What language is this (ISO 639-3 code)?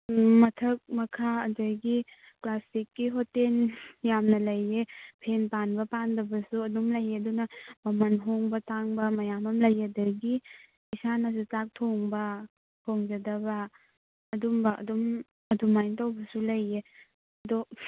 mni